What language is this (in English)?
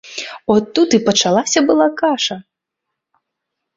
Belarusian